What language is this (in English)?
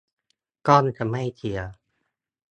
Thai